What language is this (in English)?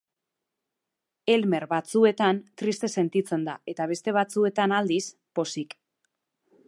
Basque